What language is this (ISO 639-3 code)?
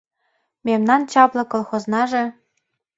chm